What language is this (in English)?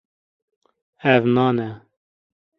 Kurdish